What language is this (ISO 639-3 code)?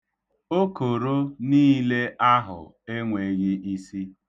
ibo